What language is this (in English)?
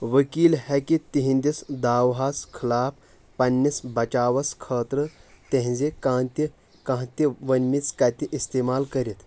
Kashmiri